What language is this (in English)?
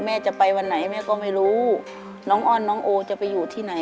Thai